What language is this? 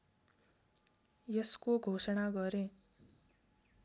Nepali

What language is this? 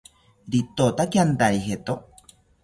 South Ucayali Ashéninka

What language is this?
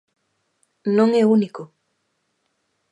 Galician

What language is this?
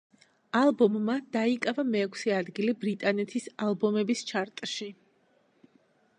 Georgian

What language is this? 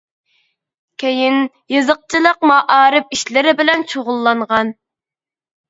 Uyghur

